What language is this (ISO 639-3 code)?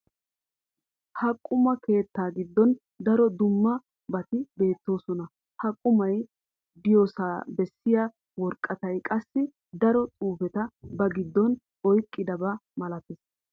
wal